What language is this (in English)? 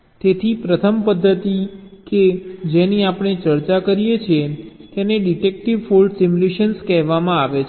Gujarati